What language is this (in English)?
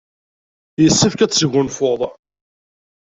Kabyle